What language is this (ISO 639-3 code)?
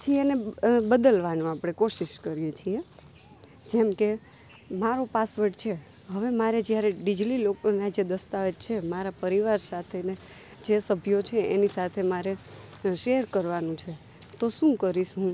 guj